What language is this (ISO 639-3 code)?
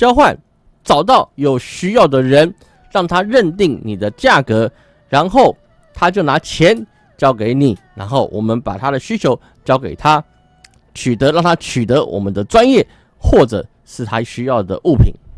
zho